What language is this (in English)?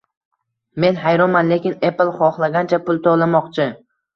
Uzbek